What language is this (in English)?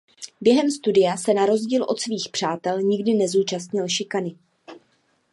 Czech